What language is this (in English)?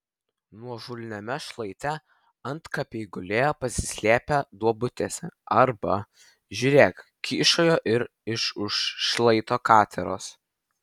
Lithuanian